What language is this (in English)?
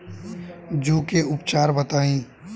Bhojpuri